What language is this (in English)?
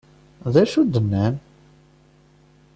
Kabyle